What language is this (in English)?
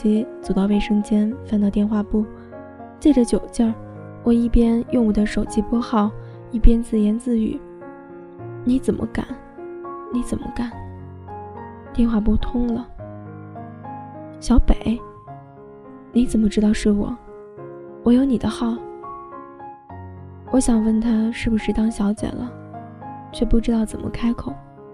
Chinese